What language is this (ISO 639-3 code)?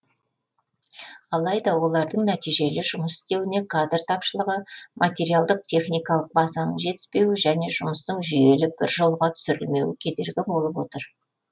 kaz